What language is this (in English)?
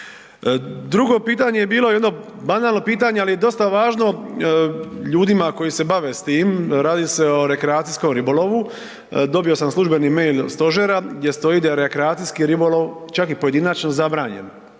Croatian